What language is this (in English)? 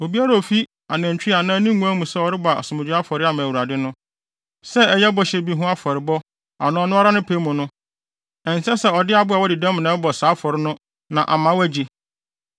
Akan